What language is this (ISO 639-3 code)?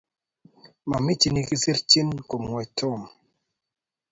kln